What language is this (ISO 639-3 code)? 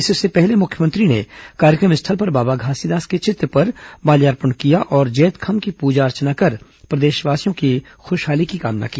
hin